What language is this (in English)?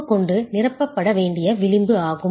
Tamil